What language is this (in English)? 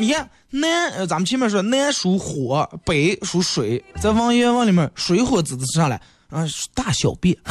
Chinese